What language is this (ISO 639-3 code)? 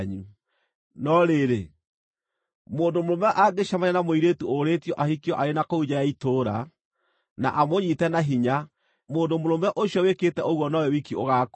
kik